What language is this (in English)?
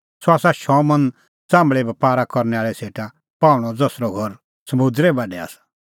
Kullu Pahari